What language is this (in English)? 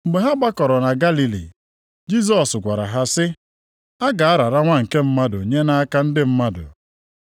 Igbo